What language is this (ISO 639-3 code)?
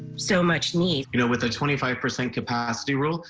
eng